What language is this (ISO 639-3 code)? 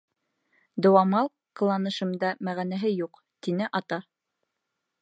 bak